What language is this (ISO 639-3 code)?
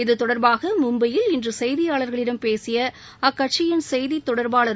tam